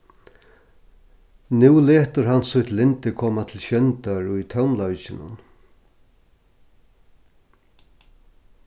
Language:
Faroese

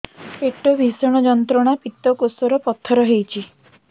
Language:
Odia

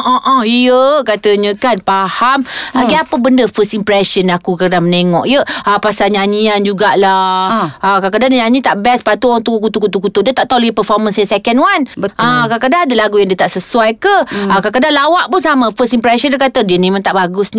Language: Malay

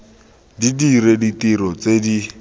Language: Tswana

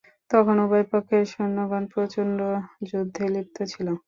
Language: Bangla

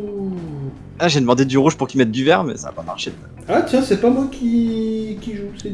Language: French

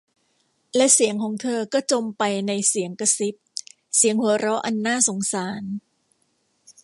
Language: Thai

